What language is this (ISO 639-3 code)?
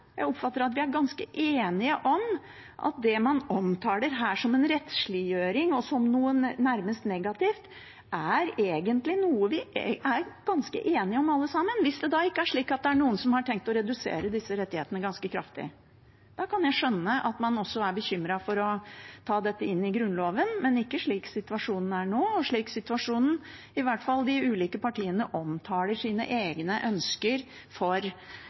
nob